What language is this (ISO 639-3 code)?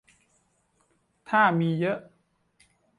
tha